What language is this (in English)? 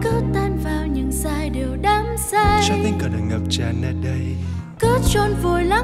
Vietnamese